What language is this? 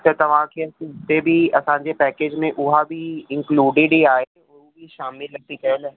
Sindhi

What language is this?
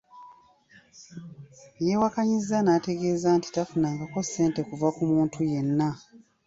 Ganda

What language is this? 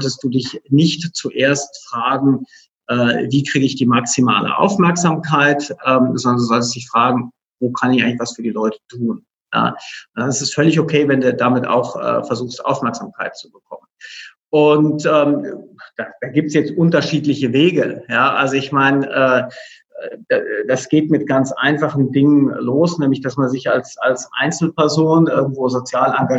German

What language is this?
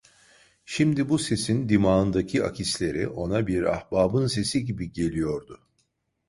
Turkish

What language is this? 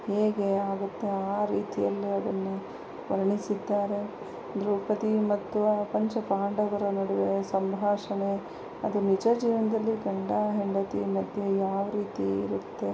Kannada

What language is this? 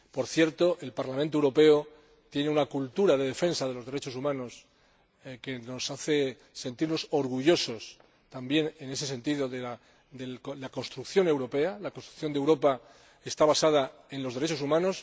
Spanish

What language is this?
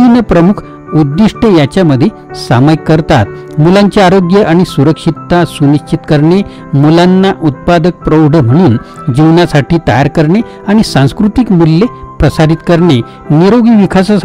Marathi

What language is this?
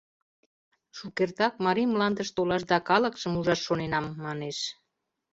Mari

